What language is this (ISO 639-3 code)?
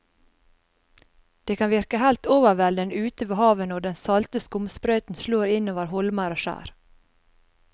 nor